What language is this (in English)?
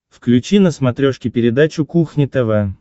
Russian